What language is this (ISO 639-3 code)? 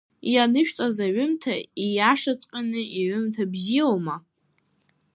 abk